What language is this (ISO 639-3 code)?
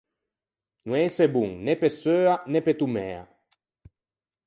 lij